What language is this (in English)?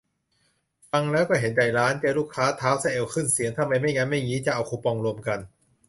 Thai